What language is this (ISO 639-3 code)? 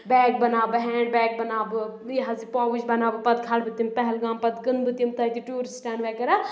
kas